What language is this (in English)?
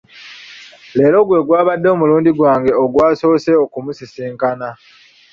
Ganda